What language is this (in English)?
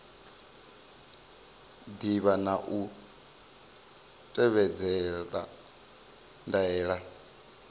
Venda